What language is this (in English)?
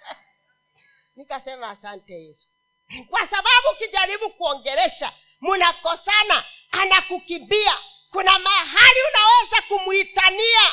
Swahili